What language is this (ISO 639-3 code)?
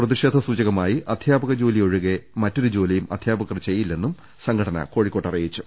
mal